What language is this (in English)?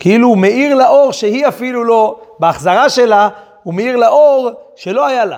Hebrew